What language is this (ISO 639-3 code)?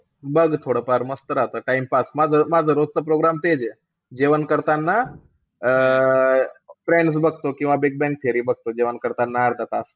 mar